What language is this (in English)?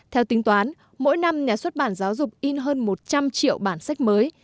Vietnamese